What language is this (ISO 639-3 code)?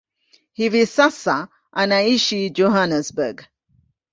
swa